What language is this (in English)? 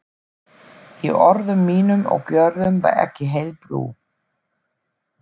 Icelandic